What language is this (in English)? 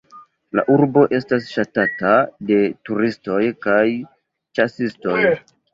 Esperanto